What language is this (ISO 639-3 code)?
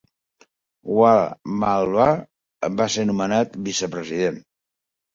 cat